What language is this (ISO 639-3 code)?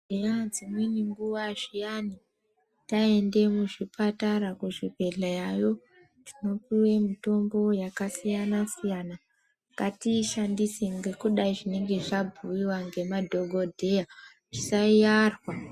ndc